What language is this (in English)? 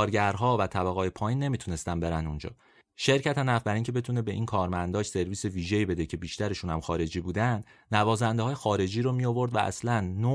Persian